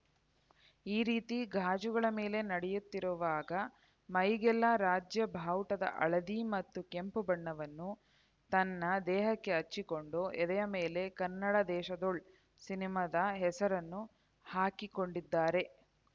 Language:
Kannada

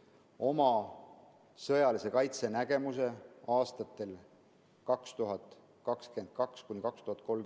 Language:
Estonian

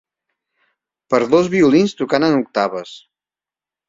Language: Catalan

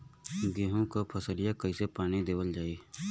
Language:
Bhojpuri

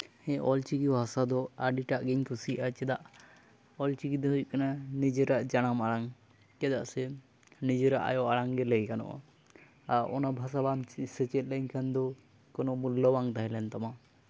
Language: Santali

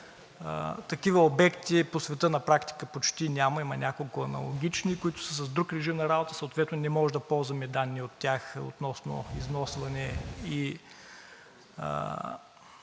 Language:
Bulgarian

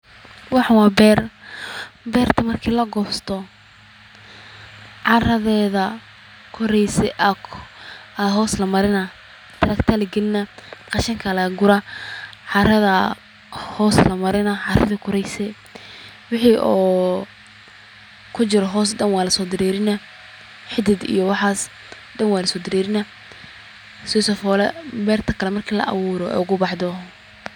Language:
Somali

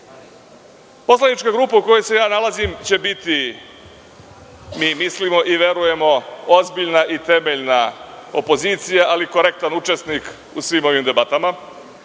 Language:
Serbian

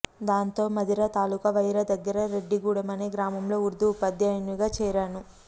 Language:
Telugu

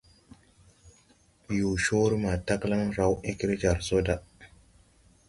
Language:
Tupuri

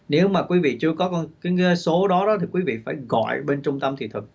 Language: Vietnamese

